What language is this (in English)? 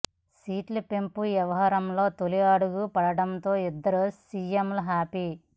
Telugu